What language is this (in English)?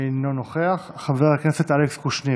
Hebrew